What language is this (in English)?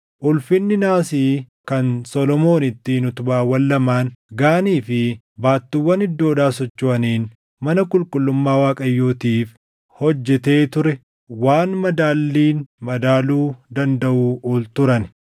Oromo